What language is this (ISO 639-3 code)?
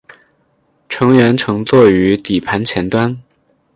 zho